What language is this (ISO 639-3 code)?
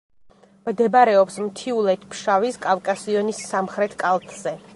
kat